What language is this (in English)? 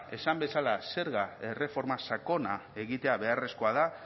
Basque